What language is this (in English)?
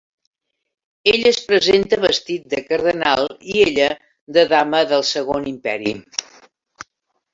Catalan